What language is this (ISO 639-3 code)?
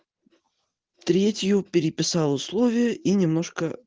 rus